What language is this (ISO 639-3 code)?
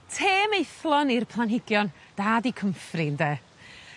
cym